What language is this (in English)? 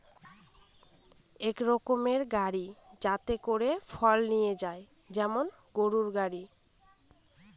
Bangla